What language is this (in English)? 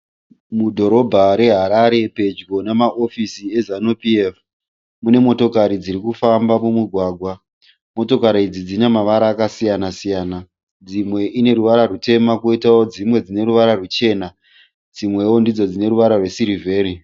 Shona